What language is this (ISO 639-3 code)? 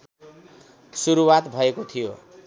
nep